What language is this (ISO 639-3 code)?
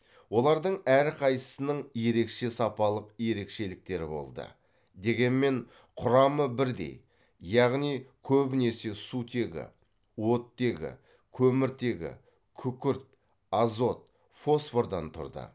kaz